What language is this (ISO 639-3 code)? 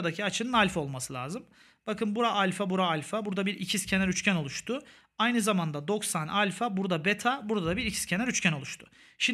tur